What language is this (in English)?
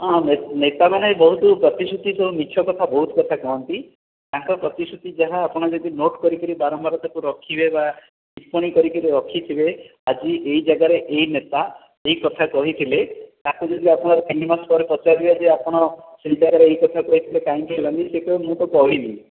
Odia